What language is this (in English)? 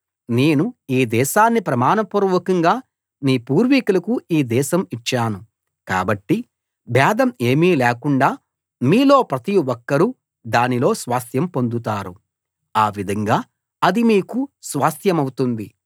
Telugu